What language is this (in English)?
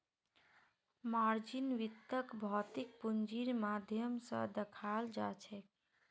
Magahi